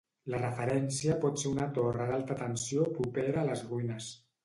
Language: Catalan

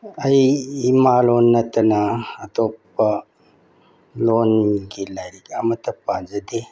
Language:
Manipuri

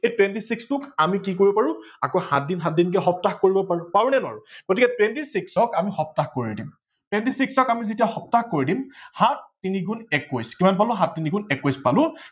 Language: Assamese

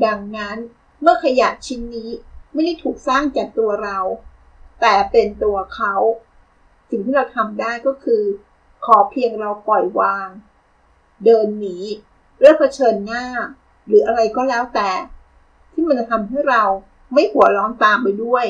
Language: Thai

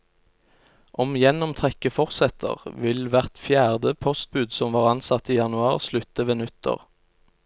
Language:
Norwegian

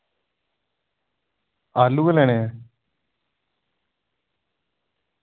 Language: Dogri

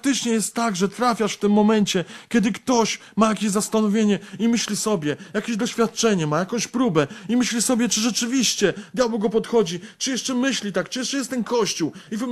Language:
Polish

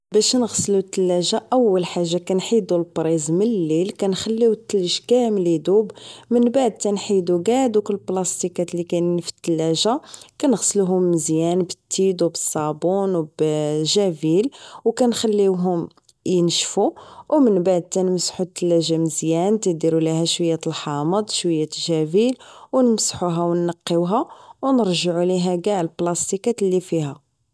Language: Moroccan Arabic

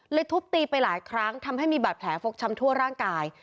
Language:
Thai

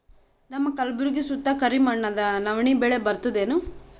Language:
Kannada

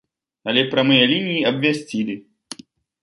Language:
Belarusian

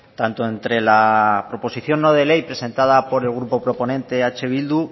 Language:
Spanish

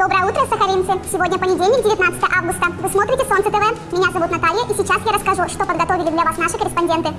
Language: Russian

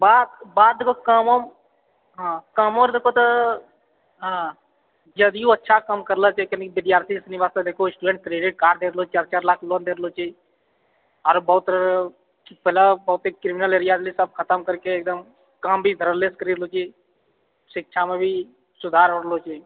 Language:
Maithili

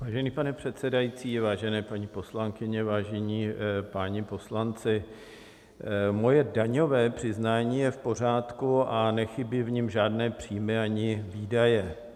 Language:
Czech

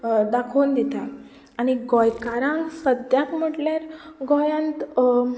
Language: Konkani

